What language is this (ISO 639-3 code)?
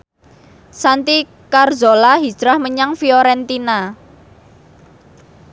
jav